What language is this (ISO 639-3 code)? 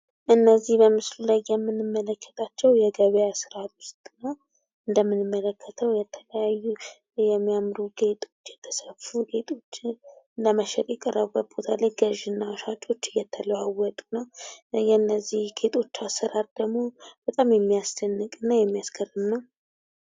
amh